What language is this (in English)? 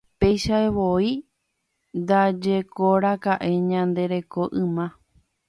Guarani